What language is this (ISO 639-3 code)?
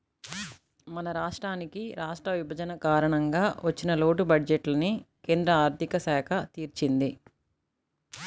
tel